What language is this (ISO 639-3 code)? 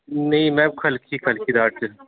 doi